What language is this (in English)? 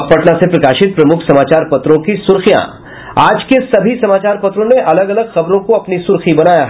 Hindi